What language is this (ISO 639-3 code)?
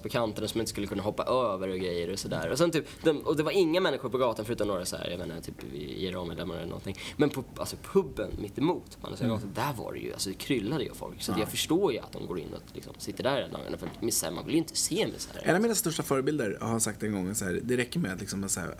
swe